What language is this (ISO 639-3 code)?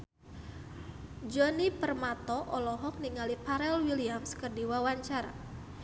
sun